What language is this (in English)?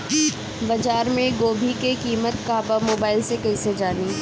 Bhojpuri